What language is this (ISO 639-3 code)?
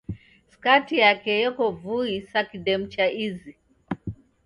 dav